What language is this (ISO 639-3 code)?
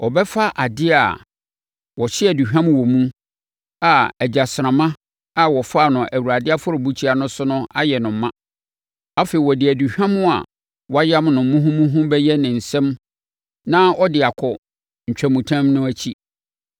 aka